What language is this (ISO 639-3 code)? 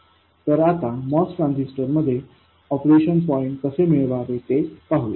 mar